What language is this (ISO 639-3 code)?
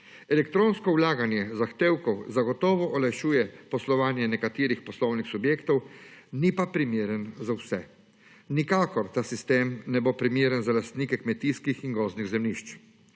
slv